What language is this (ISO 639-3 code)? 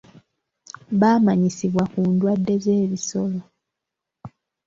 lug